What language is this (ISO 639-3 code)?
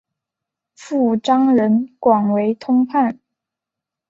zho